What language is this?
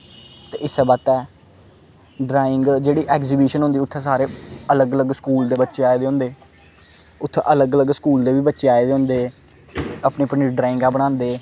Dogri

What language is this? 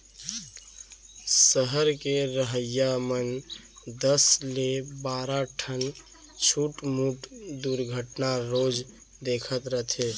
Chhattisgarhi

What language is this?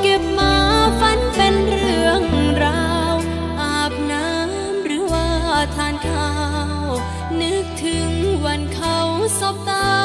Thai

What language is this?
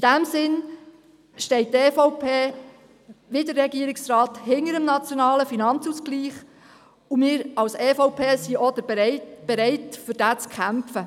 Swiss German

